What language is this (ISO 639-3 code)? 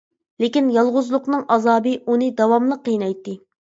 uig